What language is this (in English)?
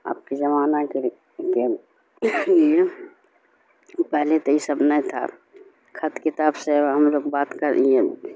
Urdu